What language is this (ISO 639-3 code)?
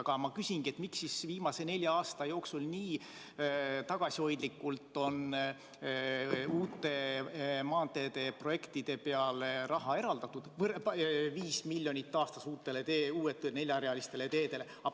est